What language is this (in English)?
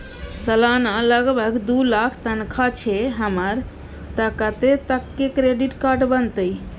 Maithili